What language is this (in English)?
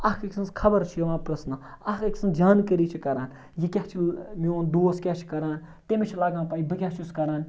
Kashmiri